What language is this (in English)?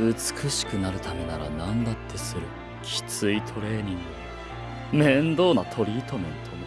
Japanese